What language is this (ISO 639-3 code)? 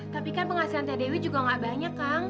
ind